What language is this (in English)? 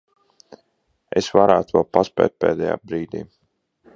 Latvian